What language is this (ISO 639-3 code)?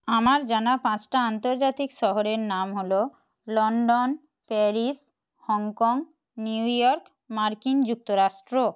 ben